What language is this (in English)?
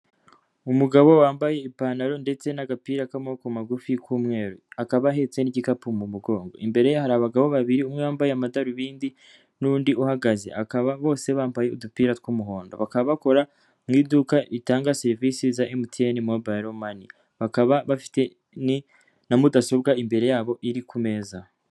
Kinyarwanda